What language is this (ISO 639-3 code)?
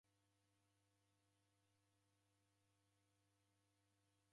dav